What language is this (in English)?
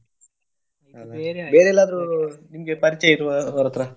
Kannada